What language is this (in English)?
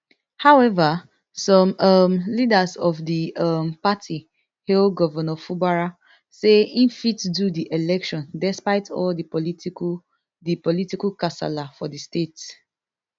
Nigerian Pidgin